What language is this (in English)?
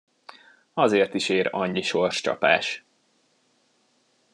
Hungarian